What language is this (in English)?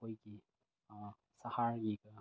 Manipuri